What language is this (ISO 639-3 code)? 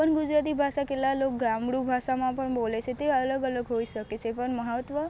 guj